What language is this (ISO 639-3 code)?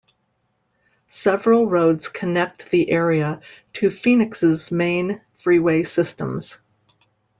eng